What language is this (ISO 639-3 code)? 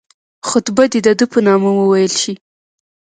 pus